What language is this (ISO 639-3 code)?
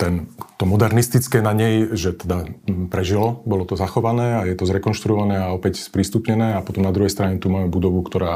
slk